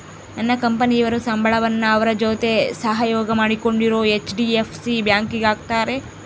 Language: Kannada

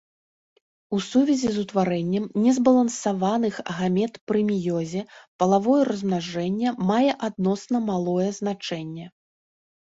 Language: Belarusian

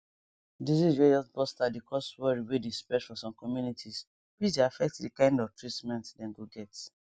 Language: Nigerian Pidgin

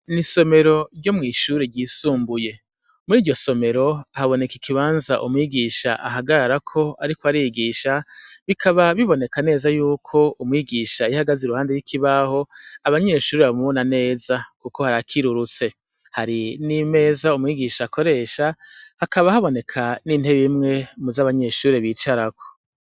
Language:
Rundi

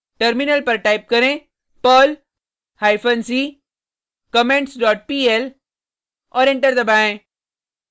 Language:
Hindi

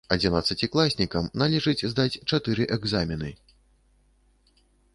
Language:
Belarusian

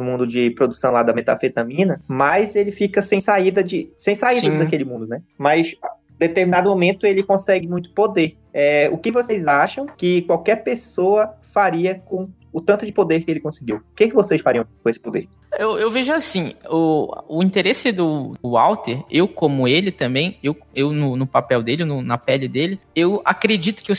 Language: Portuguese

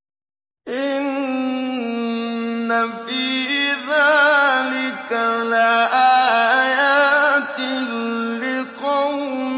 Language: Arabic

